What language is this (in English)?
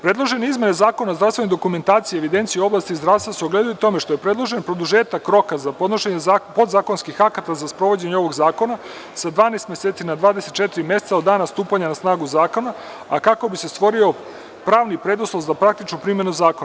Serbian